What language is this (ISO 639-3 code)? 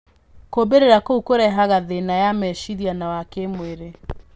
kik